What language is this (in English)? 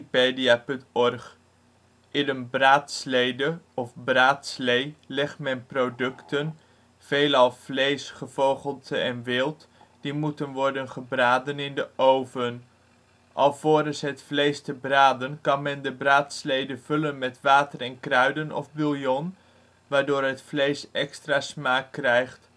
Dutch